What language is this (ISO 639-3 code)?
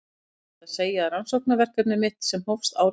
isl